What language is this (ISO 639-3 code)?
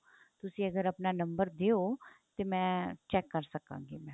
pan